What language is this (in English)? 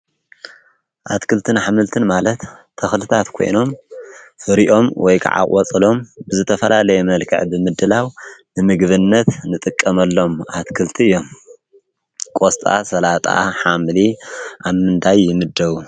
Tigrinya